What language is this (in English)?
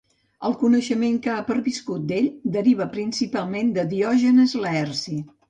Catalan